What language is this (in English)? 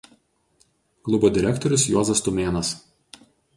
Lithuanian